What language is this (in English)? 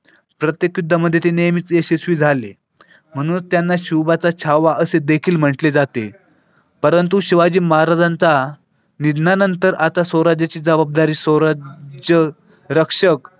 Marathi